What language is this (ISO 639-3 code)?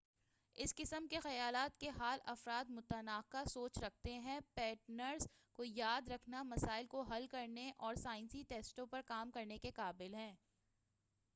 urd